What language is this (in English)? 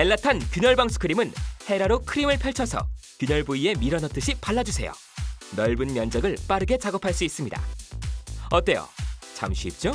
Korean